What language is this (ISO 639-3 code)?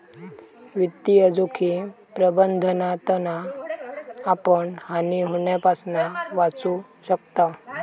mar